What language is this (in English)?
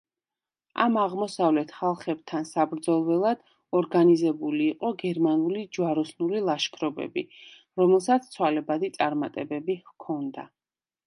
Georgian